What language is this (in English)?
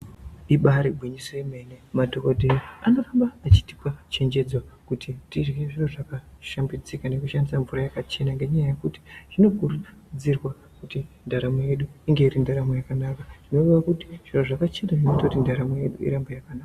Ndau